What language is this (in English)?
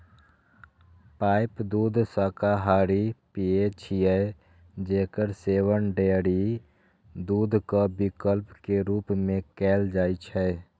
Maithili